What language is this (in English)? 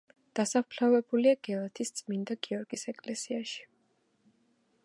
Georgian